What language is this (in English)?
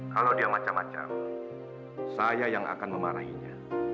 Indonesian